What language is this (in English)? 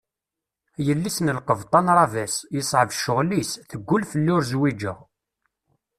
Kabyle